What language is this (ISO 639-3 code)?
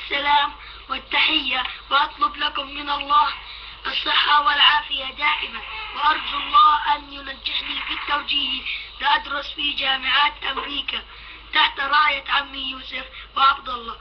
ara